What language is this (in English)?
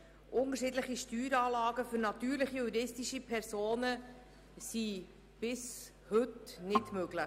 Swiss German